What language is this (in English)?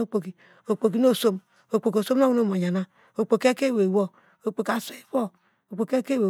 Degema